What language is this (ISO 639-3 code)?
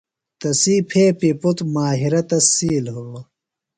phl